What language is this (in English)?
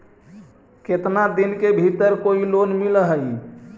Magahi